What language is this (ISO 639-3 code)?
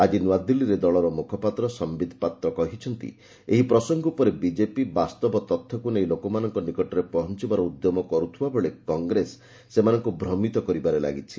ori